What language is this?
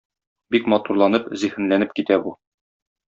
Tatar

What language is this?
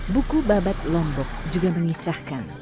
Indonesian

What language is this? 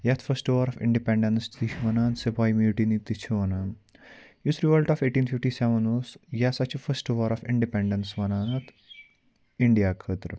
Kashmiri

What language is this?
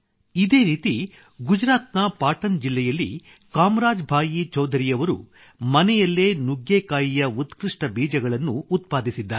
Kannada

